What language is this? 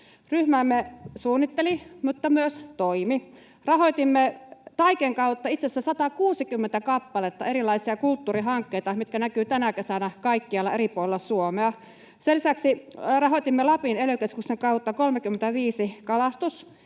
Finnish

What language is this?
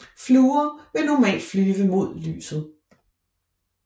Danish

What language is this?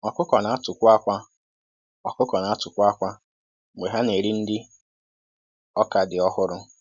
Igbo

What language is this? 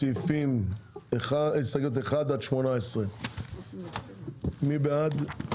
Hebrew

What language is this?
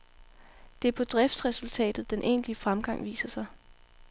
Danish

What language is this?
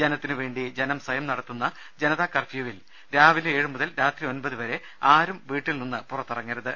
Malayalam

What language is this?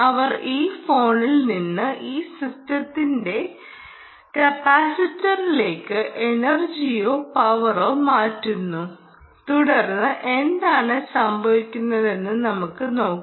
Malayalam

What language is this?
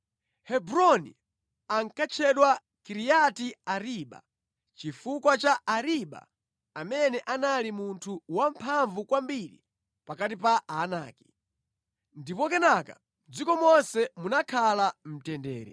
Nyanja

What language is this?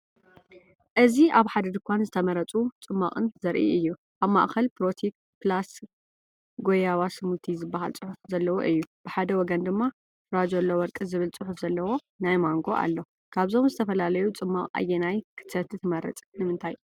Tigrinya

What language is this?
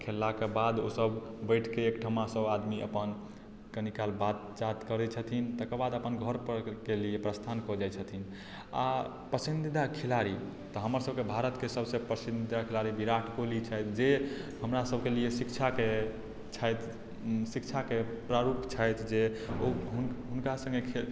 Maithili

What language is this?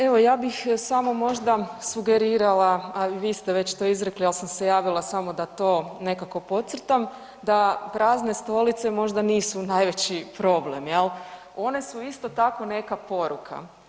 Croatian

